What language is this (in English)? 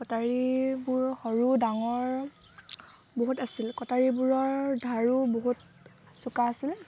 Assamese